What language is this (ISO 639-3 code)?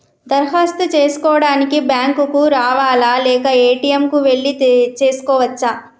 tel